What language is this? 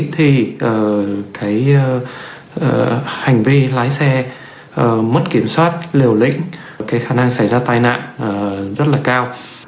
Vietnamese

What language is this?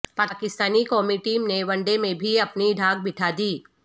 Urdu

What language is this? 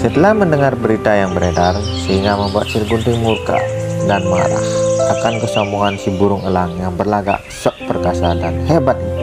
Indonesian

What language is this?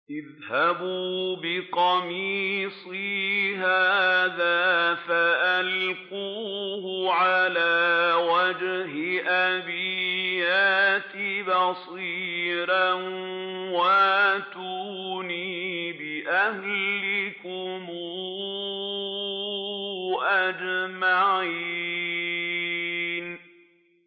Arabic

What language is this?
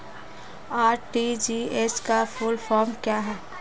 Hindi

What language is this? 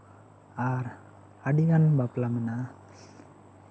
Santali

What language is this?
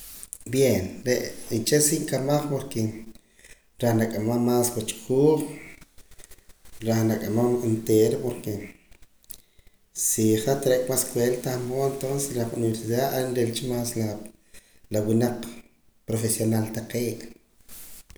Poqomam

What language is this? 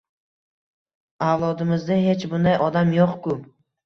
Uzbek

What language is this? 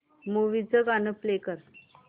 Marathi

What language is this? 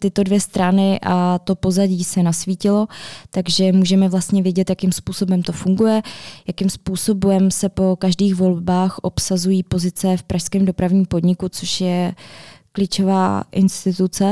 Czech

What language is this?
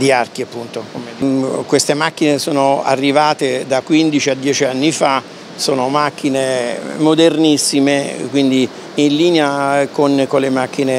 Italian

